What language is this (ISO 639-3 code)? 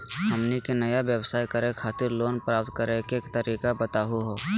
mag